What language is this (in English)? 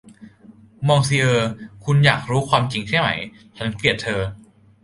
Thai